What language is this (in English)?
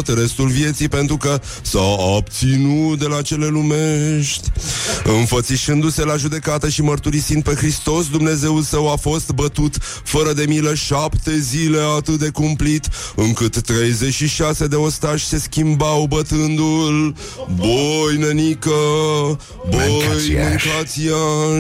Romanian